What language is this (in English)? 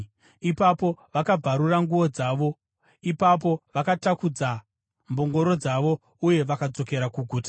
Shona